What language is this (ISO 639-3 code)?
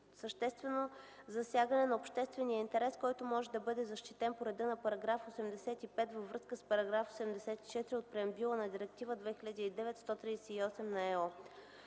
bul